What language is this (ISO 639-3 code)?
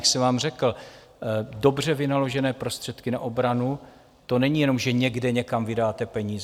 ces